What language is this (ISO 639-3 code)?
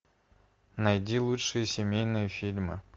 rus